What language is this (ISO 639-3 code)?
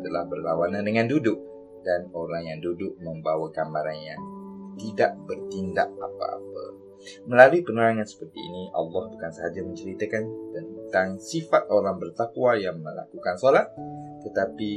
msa